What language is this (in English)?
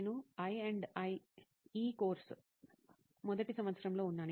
Telugu